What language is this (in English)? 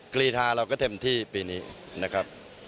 Thai